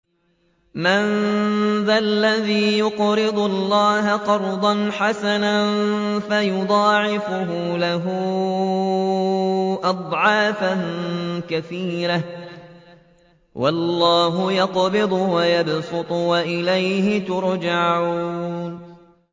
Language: Arabic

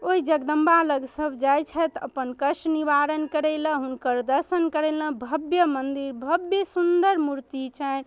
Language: Maithili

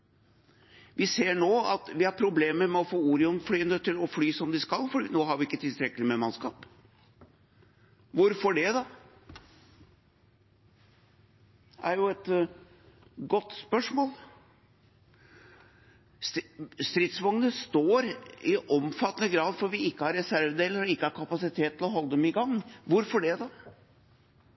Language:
Norwegian Bokmål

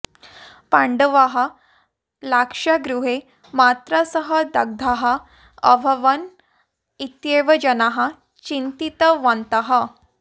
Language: Sanskrit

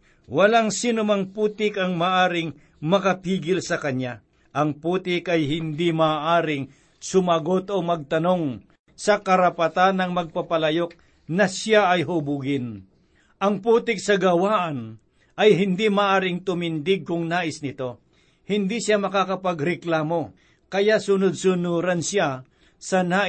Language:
Filipino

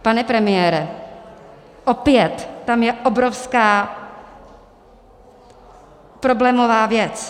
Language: Czech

